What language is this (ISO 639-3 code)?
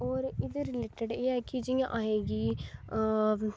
doi